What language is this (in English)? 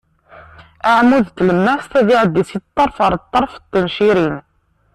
Kabyle